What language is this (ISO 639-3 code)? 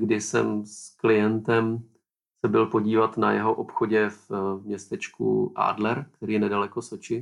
ces